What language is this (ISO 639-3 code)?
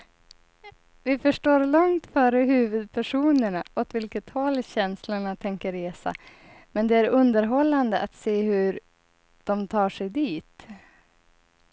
swe